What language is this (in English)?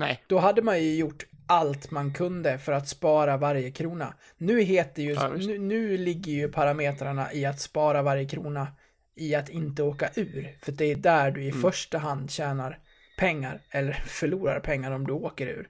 Swedish